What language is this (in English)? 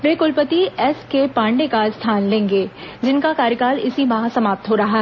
Hindi